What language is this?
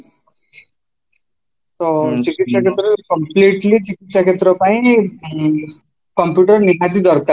Odia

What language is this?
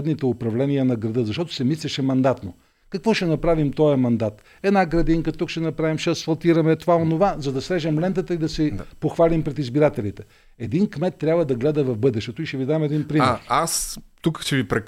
Bulgarian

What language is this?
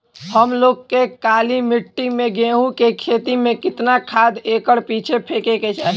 Bhojpuri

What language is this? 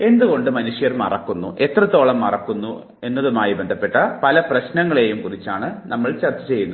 Malayalam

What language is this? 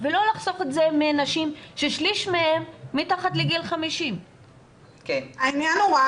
Hebrew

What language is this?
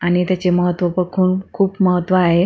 Marathi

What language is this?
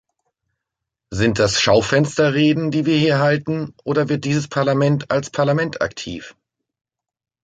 German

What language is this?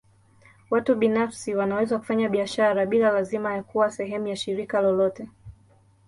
Swahili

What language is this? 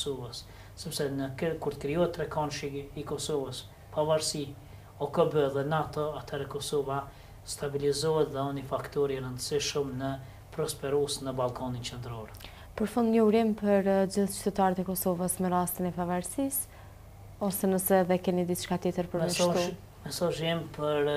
Romanian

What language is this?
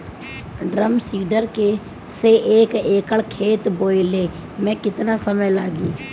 Bhojpuri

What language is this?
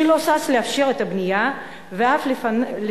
Hebrew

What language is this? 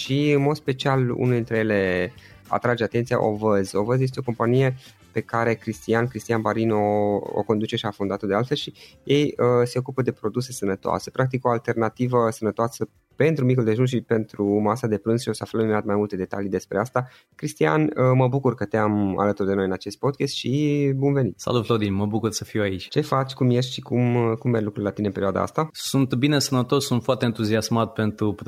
Romanian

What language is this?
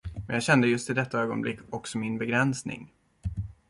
Swedish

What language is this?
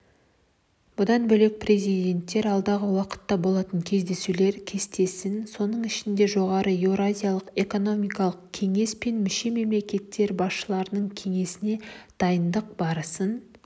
Kazakh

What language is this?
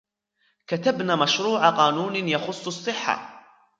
Arabic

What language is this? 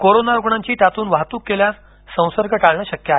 Marathi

